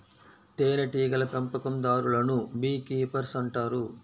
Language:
Telugu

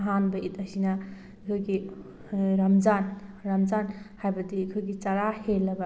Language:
Manipuri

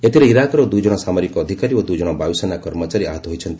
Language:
Odia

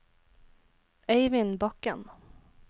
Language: Norwegian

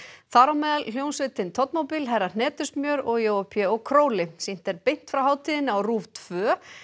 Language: Icelandic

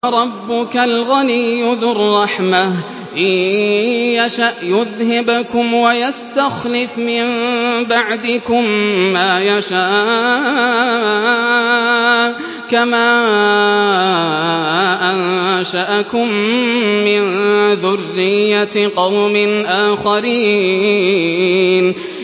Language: Arabic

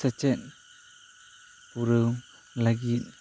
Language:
Santali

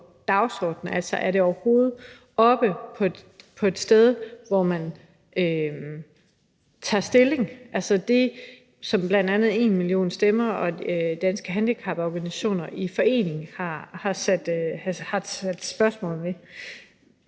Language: Danish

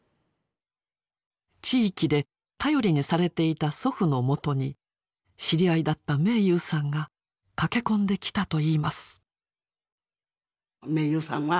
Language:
Japanese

